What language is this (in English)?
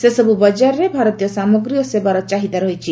Odia